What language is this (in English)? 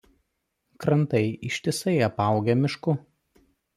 Lithuanian